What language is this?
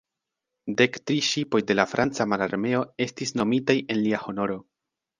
Esperanto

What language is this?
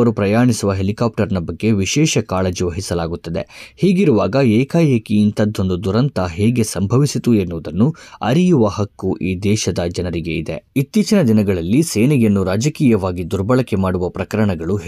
Kannada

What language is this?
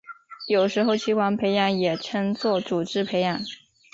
Chinese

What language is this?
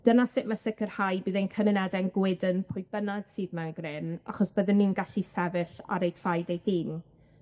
Welsh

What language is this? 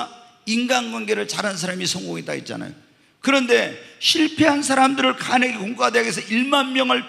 Korean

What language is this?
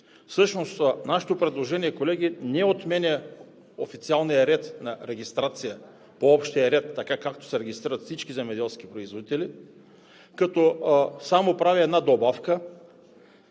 Bulgarian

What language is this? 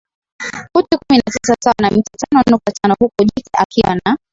Swahili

